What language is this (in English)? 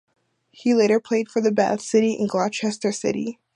English